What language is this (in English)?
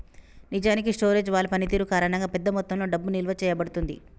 Telugu